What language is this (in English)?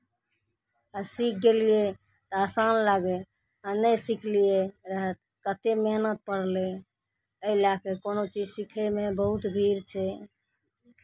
Maithili